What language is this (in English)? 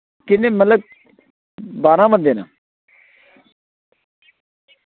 Dogri